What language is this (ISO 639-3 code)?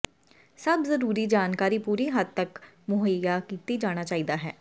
pan